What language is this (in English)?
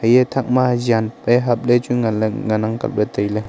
Wancho Naga